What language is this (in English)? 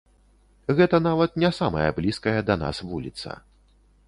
Belarusian